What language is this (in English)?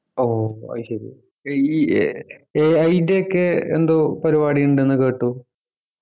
Malayalam